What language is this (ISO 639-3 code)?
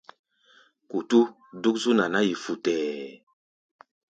gba